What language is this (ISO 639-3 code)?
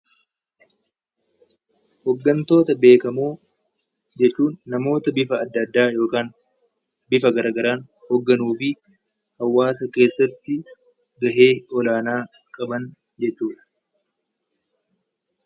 orm